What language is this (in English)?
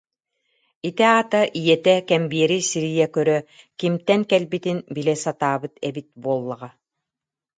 Yakut